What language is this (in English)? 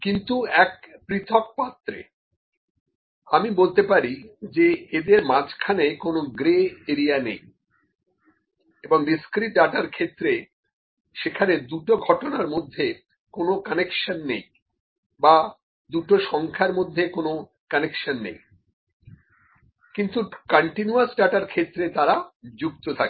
Bangla